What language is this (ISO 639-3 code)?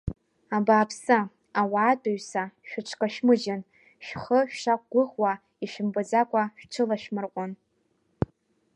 abk